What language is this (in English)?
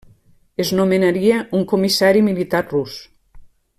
Catalan